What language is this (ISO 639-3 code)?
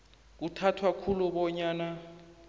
nbl